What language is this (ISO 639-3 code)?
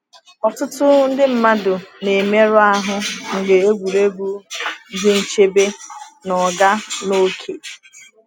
ibo